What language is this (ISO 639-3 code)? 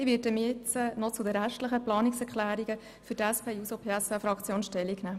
gsw